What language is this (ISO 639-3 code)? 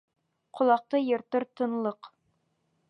bak